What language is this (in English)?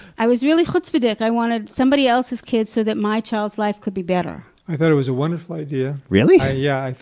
English